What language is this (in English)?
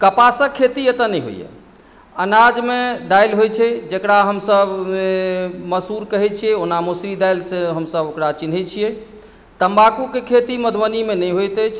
Maithili